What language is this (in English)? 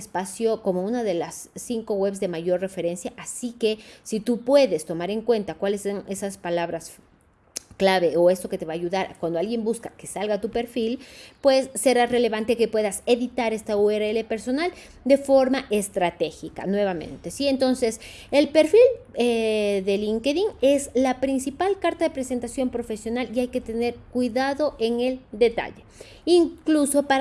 Spanish